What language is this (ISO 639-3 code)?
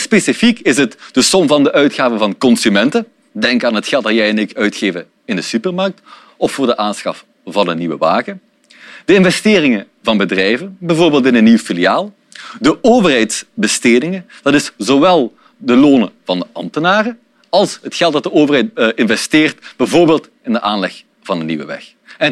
nld